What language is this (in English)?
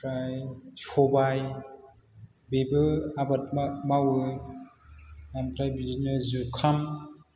Bodo